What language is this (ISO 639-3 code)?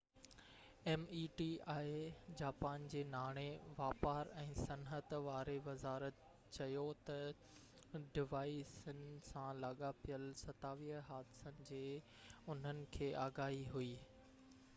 snd